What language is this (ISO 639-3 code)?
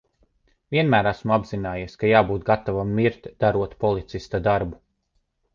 lav